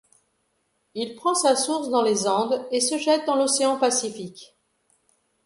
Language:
French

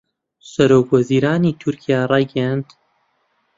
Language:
Central Kurdish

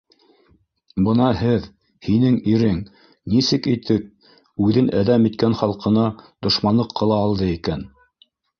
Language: Bashkir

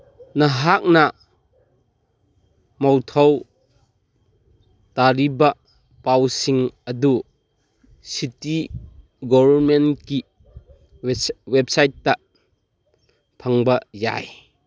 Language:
Manipuri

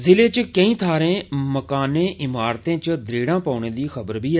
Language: Dogri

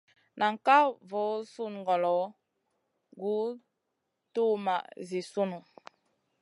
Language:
Masana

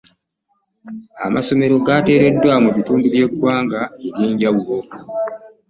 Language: Ganda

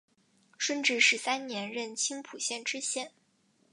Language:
Chinese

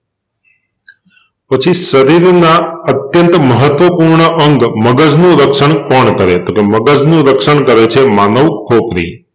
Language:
Gujarati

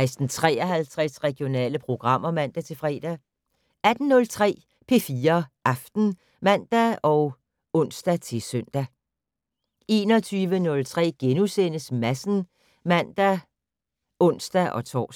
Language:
Danish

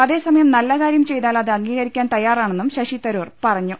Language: Malayalam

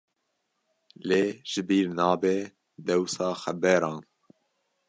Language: Kurdish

